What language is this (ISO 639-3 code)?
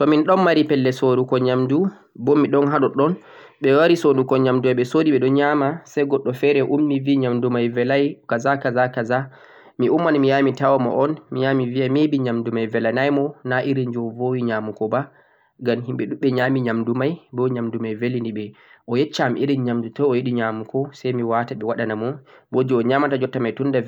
fuq